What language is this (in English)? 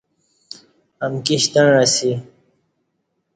Kati